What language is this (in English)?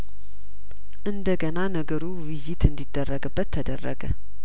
Amharic